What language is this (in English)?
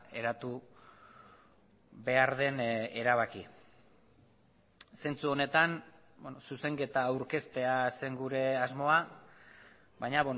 Basque